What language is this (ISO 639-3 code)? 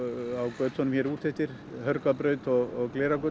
isl